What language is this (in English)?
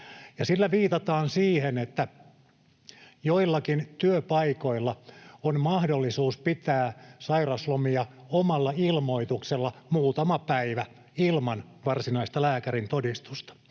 Finnish